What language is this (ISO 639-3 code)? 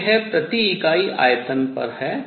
hin